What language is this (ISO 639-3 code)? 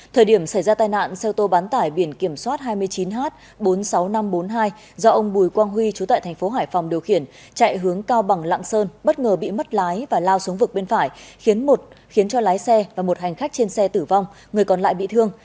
vie